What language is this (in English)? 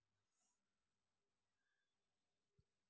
Telugu